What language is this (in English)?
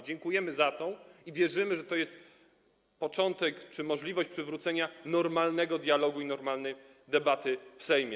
Polish